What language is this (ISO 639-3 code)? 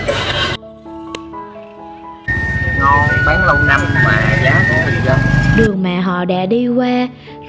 vie